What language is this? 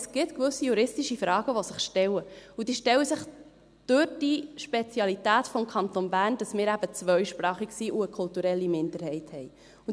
Swiss German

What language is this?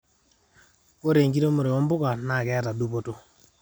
Masai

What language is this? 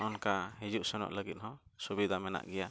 Santali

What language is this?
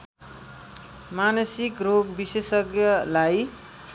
Nepali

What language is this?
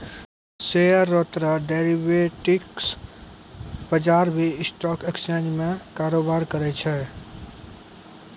Maithili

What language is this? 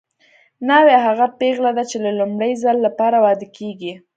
Pashto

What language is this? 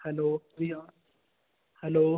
Punjabi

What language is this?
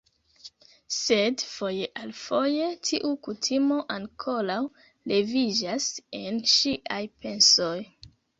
Esperanto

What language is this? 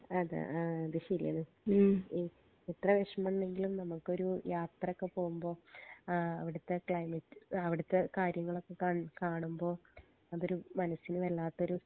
Malayalam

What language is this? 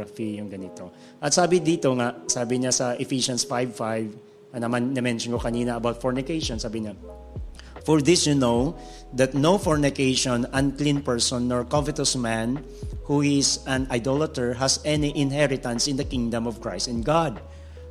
Filipino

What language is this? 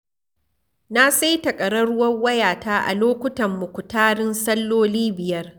Hausa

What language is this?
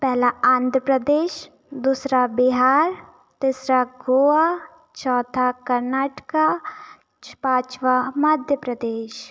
Hindi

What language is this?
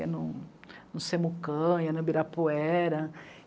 Portuguese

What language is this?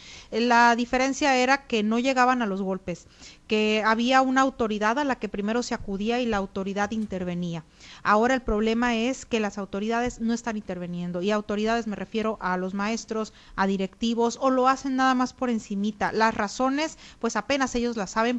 Spanish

